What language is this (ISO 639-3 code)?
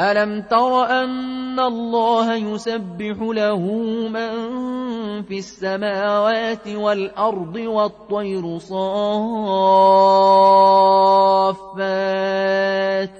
ara